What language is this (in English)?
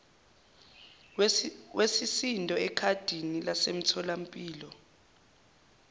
Zulu